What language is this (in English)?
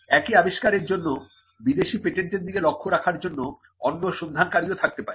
Bangla